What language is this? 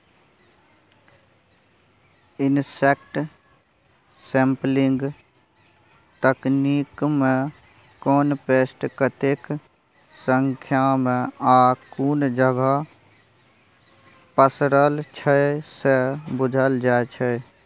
Maithili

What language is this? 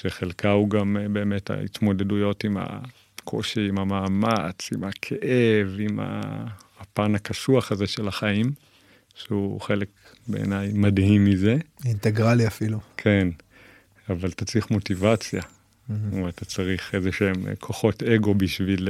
Hebrew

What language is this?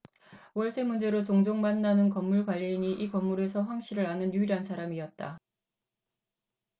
Korean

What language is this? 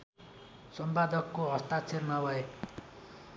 Nepali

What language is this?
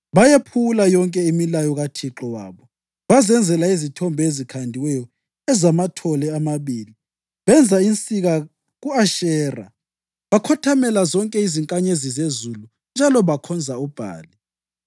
North Ndebele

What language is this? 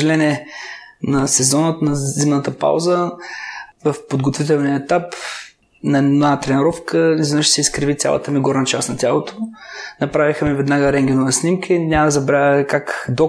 Bulgarian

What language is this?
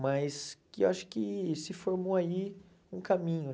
Portuguese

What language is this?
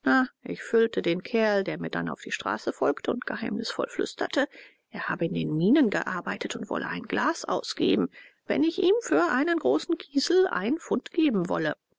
German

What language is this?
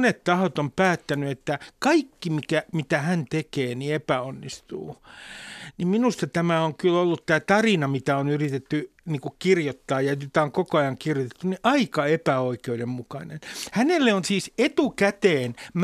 Finnish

